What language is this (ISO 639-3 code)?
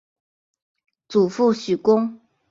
zho